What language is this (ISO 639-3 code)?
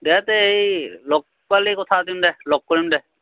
asm